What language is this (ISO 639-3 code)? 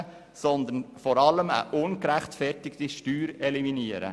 gsw